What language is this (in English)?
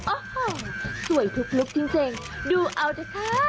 Thai